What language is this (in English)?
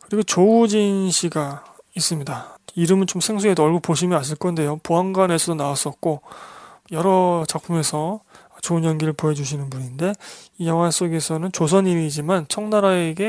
Korean